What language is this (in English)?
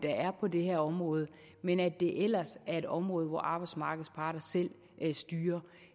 Danish